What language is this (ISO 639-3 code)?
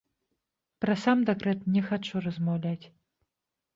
bel